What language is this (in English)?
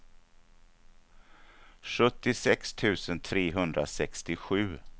Swedish